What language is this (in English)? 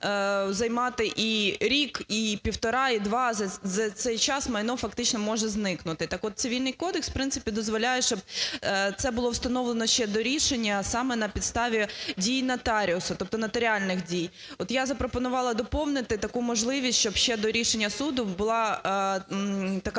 Ukrainian